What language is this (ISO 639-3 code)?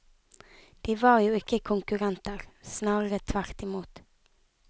nor